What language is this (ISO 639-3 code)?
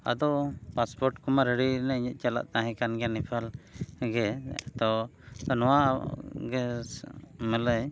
sat